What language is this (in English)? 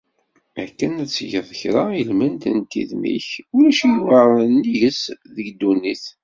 Kabyle